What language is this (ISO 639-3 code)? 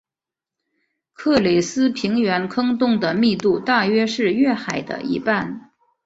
zho